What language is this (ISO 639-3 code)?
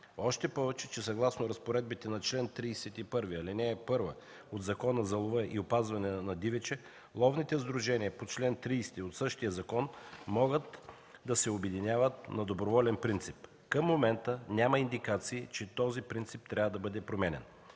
bul